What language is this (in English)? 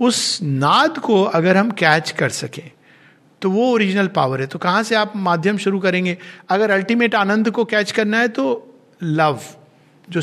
Hindi